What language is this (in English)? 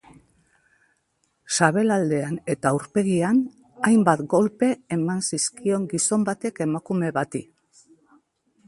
Basque